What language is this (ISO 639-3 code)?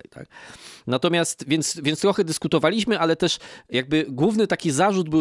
pol